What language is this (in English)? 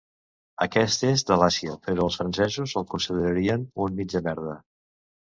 Catalan